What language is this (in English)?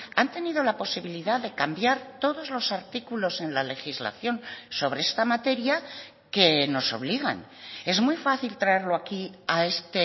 Spanish